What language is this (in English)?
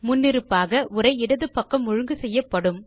Tamil